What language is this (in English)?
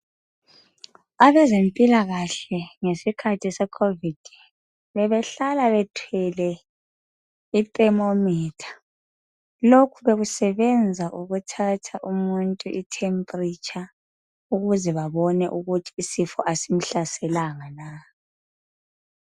North Ndebele